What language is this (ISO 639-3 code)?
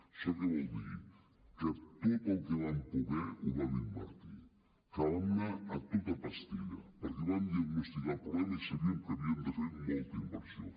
cat